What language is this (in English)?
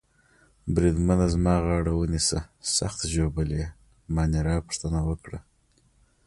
Pashto